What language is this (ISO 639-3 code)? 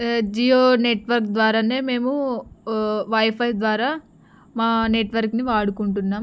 tel